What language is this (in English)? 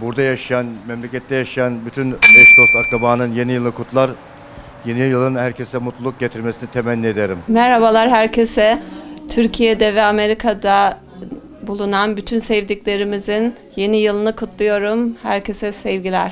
Turkish